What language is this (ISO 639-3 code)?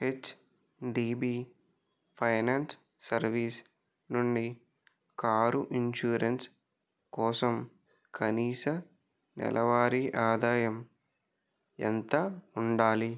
tel